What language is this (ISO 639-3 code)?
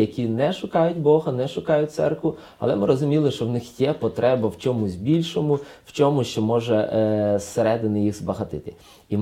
ukr